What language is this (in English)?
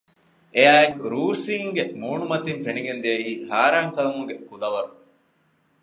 Divehi